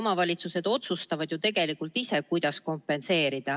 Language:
Estonian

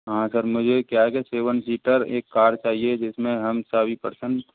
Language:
Hindi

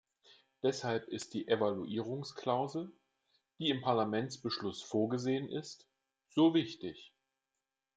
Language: German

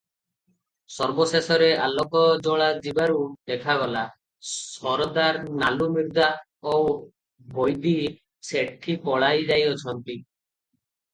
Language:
Odia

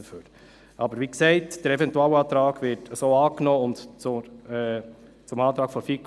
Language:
Swiss German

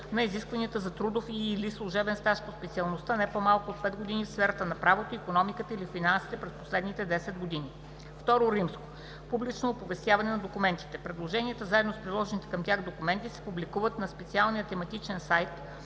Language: Bulgarian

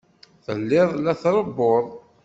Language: Kabyle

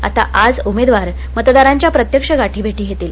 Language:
Marathi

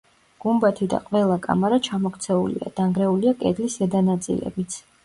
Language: Georgian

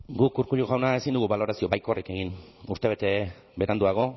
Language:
Basque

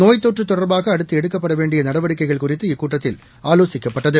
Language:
Tamil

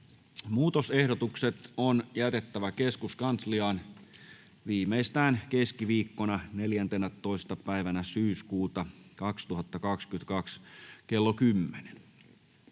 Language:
Finnish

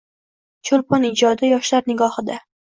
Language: Uzbek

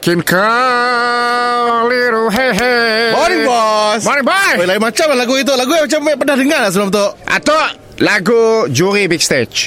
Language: Malay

